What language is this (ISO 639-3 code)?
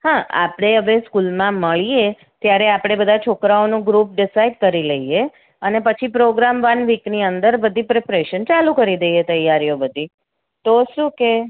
guj